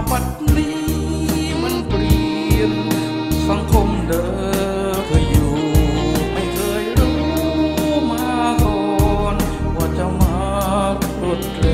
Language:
Thai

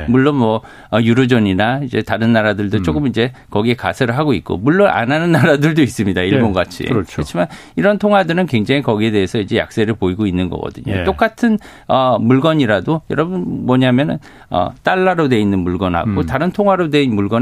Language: Korean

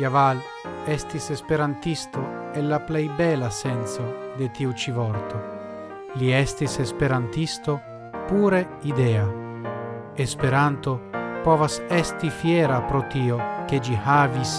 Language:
Italian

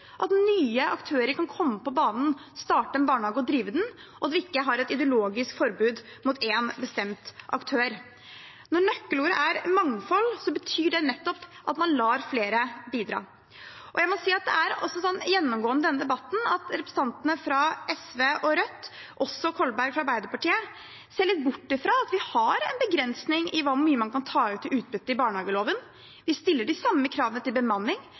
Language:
Norwegian Bokmål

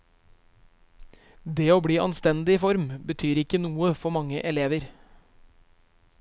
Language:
Norwegian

